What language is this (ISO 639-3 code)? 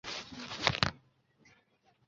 zho